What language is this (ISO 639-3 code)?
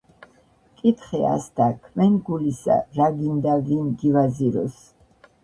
kat